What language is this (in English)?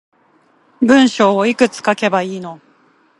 Japanese